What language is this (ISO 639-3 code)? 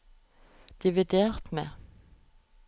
nor